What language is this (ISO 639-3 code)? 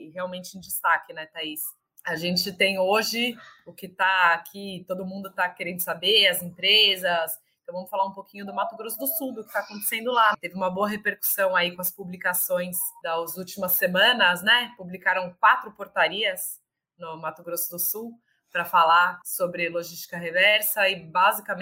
por